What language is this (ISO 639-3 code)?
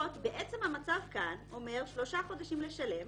heb